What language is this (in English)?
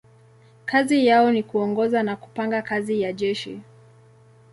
Swahili